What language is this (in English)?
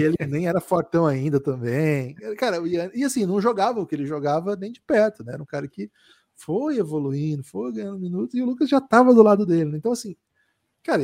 Portuguese